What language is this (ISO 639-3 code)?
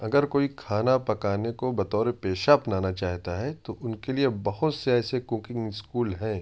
urd